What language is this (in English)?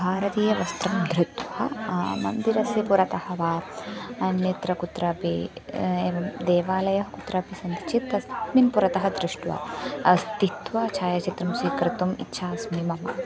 Sanskrit